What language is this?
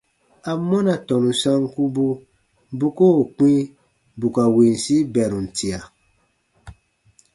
Baatonum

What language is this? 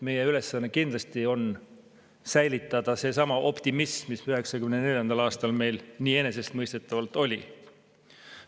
Estonian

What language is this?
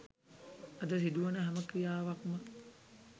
Sinhala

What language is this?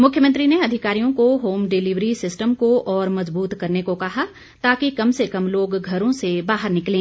Hindi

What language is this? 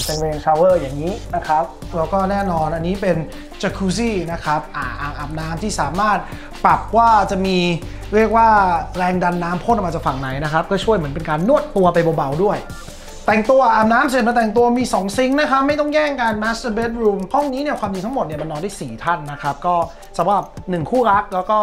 Thai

